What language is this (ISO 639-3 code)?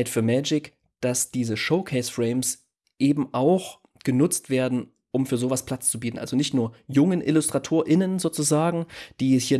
deu